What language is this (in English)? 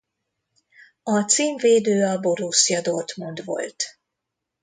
Hungarian